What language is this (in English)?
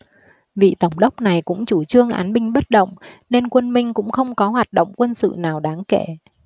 Vietnamese